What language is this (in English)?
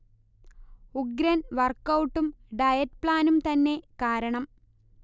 Malayalam